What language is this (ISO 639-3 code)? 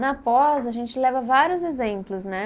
por